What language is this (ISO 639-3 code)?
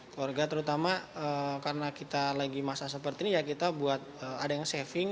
ind